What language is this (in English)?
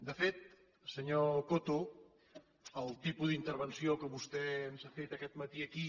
Catalan